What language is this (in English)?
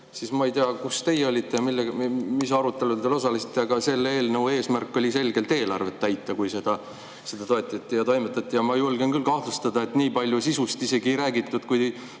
Estonian